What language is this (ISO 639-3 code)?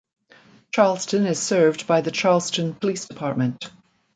eng